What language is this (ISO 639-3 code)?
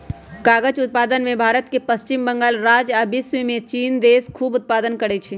mag